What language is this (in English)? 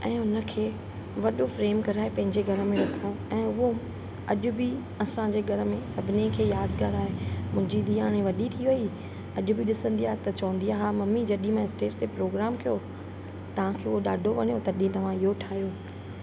Sindhi